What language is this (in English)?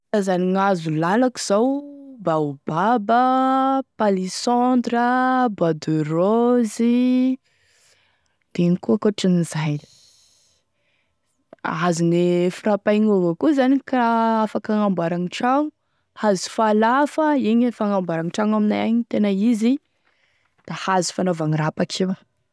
Tesaka Malagasy